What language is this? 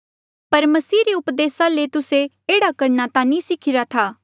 Mandeali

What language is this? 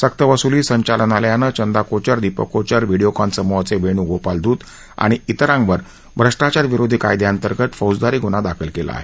Marathi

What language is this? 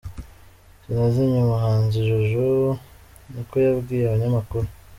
Kinyarwanda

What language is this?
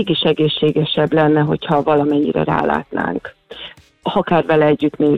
Hungarian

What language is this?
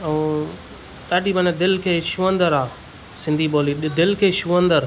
Sindhi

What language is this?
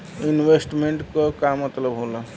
Bhojpuri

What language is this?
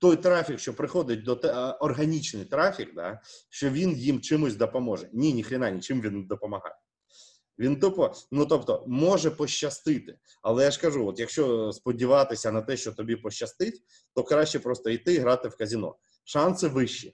Ukrainian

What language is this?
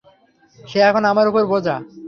Bangla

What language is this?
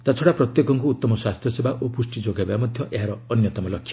Odia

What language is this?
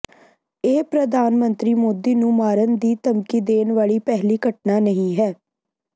Punjabi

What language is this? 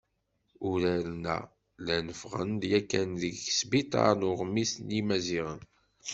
Kabyle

